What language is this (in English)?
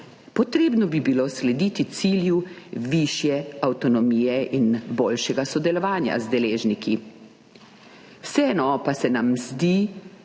Slovenian